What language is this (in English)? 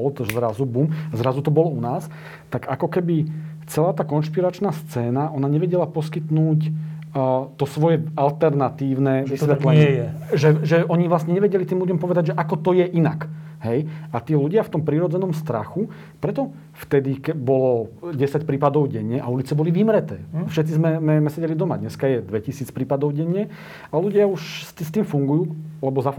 Slovak